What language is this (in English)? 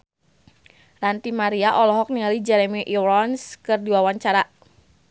Sundanese